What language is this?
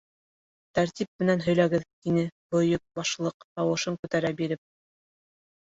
Bashkir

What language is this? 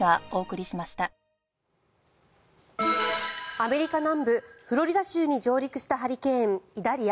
Japanese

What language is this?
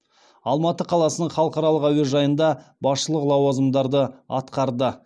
Kazakh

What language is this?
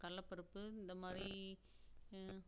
Tamil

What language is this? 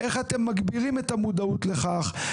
Hebrew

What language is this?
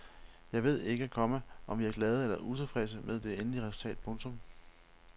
Danish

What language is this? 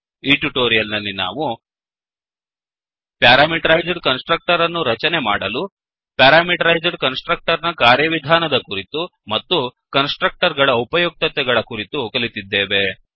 Kannada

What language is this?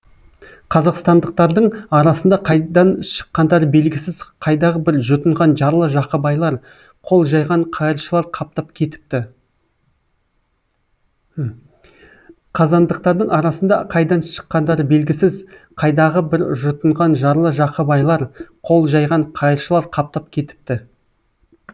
Kazakh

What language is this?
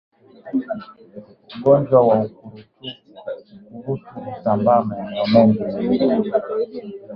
Swahili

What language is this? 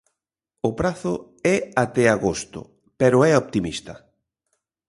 Galician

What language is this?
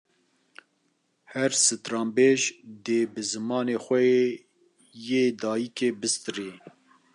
Kurdish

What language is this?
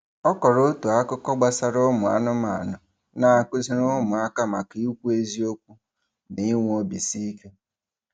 Igbo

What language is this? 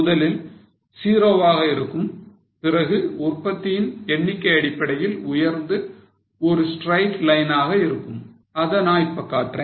Tamil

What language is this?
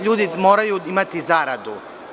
Serbian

